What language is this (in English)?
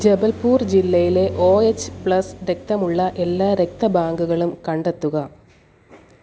Malayalam